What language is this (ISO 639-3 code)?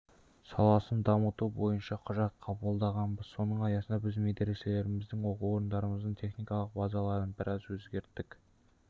kaz